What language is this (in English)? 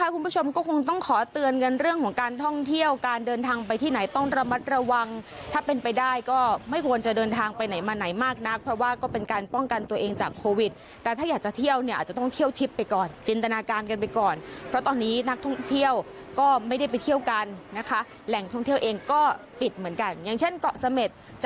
Thai